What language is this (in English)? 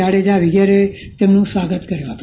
Gujarati